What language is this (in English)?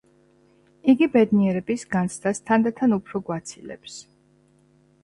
Georgian